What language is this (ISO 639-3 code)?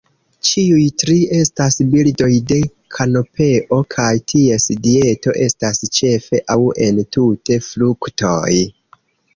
epo